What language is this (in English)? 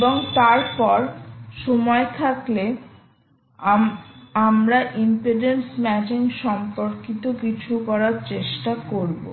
Bangla